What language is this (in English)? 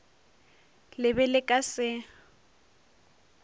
Northern Sotho